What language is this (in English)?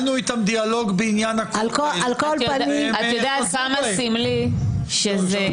Hebrew